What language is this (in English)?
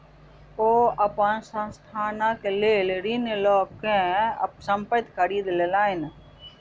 Maithili